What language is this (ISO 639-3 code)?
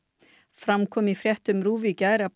isl